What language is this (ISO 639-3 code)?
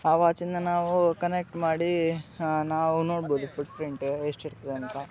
kan